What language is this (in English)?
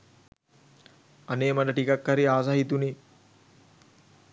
Sinhala